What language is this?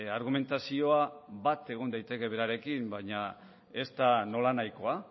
Basque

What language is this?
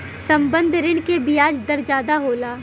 Bhojpuri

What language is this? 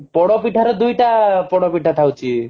Odia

